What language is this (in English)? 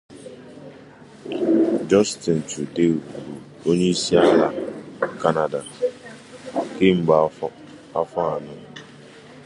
Igbo